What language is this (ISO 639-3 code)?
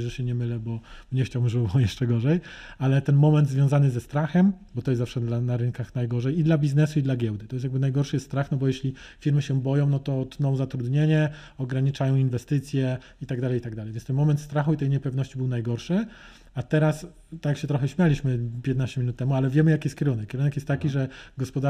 pol